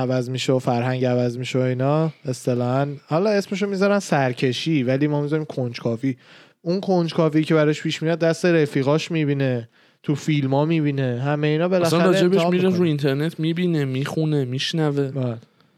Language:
Persian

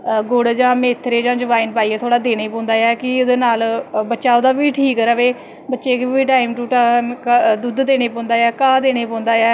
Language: Dogri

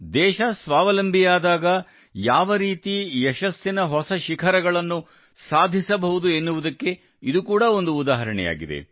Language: Kannada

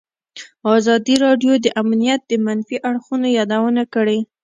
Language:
Pashto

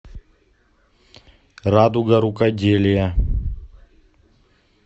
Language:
Russian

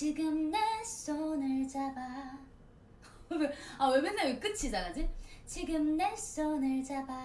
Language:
Korean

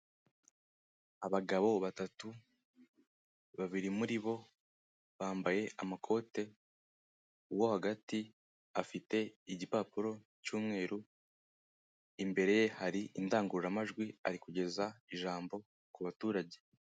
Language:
Kinyarwanda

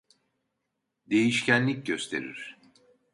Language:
Turkish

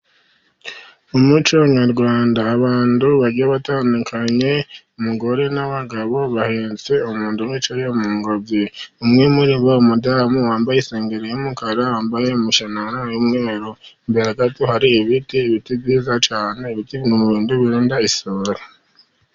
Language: Kinyarwanda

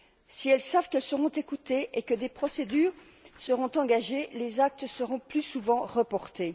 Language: French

